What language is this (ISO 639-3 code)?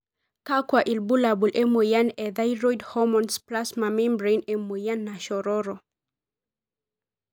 mas